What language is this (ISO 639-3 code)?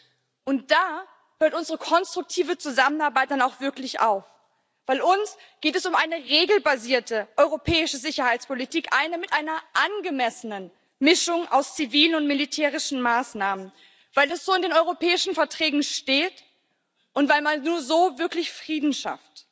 deu